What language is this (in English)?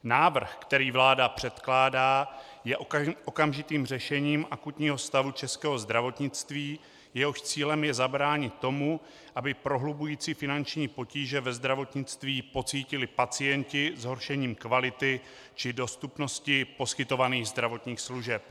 Czech